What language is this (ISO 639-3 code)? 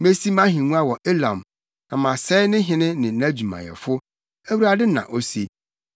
aka